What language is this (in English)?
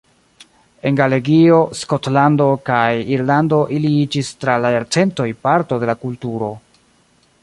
Esperanto